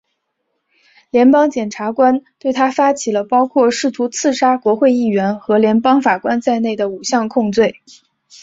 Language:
Chinese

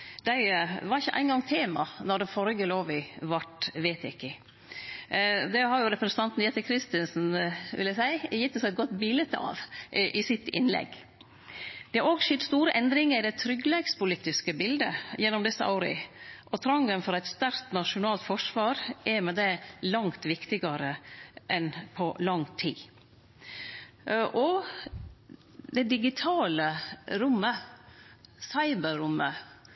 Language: Norwegian Nynorsk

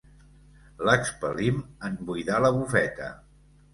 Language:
Catalan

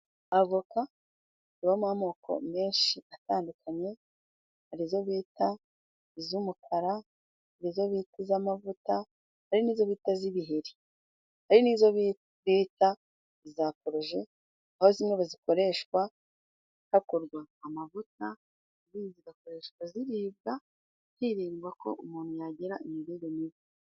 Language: Kinyarwanda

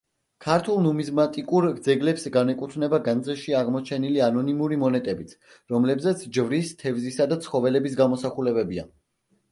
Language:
Georgian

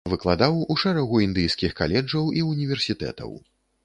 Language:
Belarusian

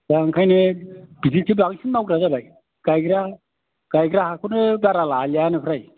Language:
Bodo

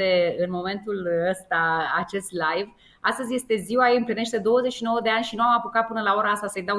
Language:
Romanian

